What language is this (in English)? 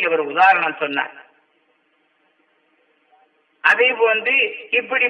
Tamil